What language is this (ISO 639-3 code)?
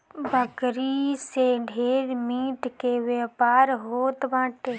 bho